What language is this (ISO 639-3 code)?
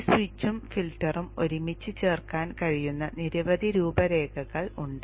mal